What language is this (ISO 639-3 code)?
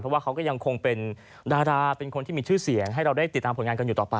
tha